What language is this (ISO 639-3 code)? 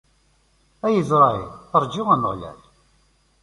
kab